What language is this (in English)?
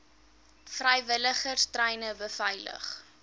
Afrikaans